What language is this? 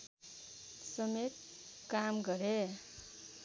Nepali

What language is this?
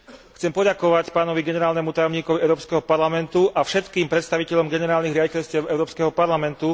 Slovak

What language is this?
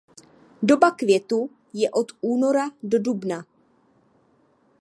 Czech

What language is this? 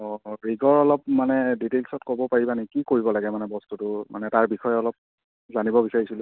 Assamese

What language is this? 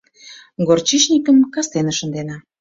Mari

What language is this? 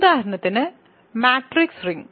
Malayalam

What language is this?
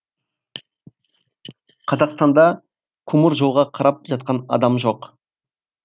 Kazakh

